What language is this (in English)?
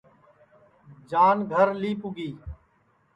Sansi